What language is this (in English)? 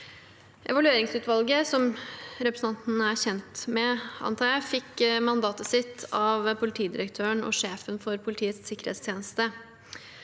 Norwegian